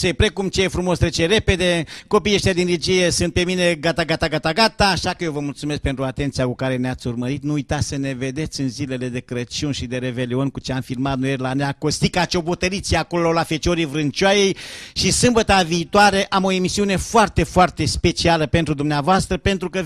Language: Romanian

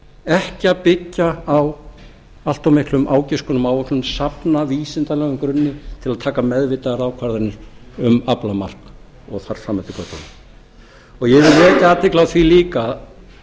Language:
Icelandic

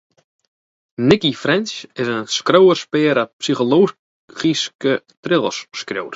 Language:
Western Frisian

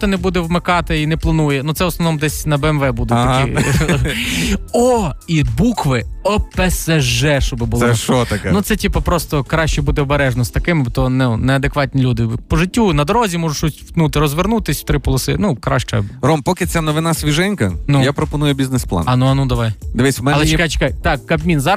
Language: Ukrainian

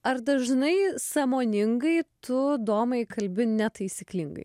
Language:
Lithuanian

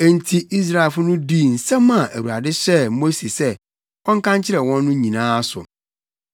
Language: Akan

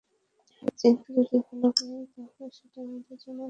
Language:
Bangla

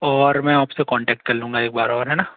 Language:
Hindi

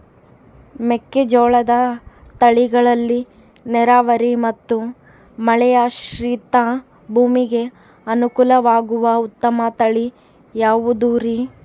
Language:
Kannada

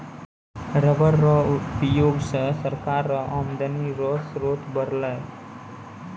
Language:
Maithili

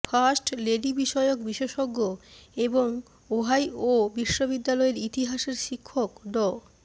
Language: Bangla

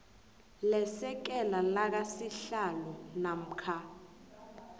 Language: South Ndebele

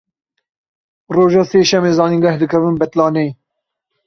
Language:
Kurdish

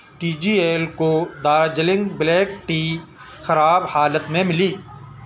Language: Urdu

